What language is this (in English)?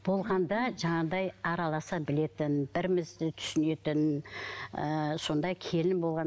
Kazakh